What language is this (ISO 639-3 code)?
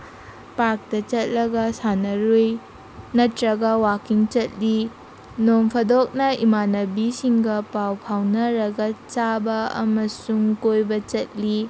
mni